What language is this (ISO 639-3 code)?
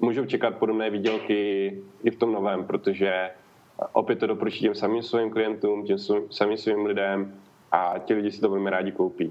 ces